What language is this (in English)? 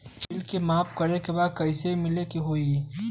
Bhojpuri